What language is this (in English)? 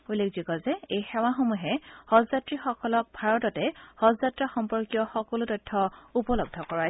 Assamese